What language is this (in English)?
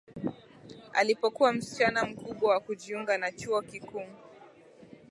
Swahili